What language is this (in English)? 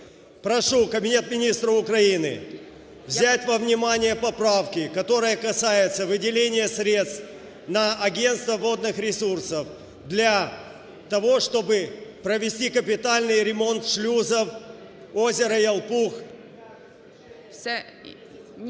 Ukrainian